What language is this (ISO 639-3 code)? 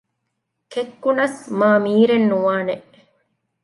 div